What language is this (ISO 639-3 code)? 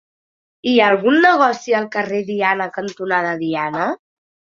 cat